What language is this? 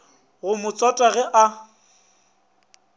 Northern Sotho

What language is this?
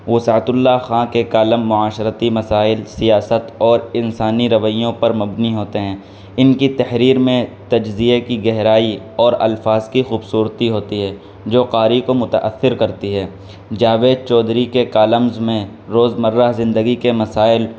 Urdu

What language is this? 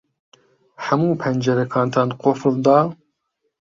Central Kurdish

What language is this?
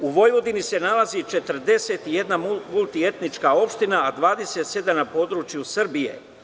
Serbian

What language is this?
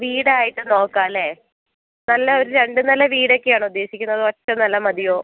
Malayalam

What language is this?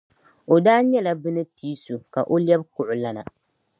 Dagbani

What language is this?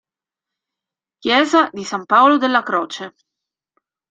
Italian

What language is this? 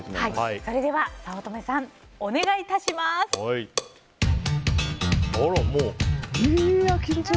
Japanese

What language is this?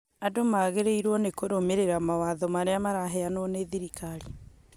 Kikuyu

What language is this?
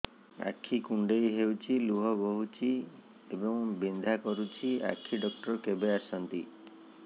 Odia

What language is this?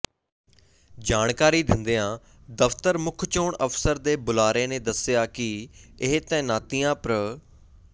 Punjabi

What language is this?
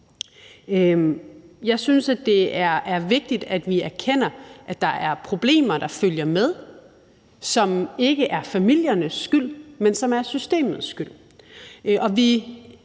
Danish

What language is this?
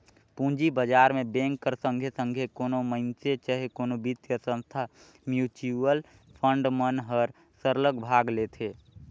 Chhattisgarhi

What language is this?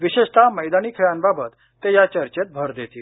Marathi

